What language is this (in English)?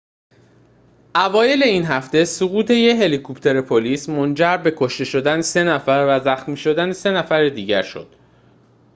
Persian